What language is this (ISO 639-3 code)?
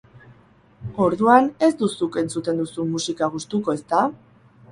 eus